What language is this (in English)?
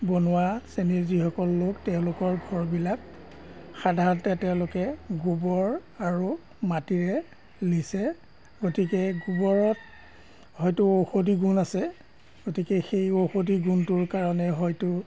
Assamese